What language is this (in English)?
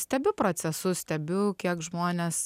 Lithuanian